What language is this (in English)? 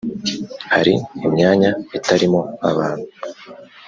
Kinyarwanda